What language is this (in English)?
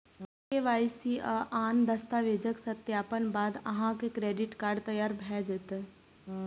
Maithili